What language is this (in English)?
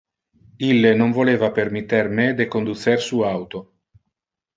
Interlingua